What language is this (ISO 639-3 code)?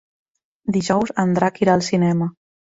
cat